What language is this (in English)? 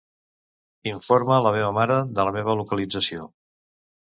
Catalan